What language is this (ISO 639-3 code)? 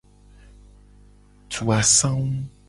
gej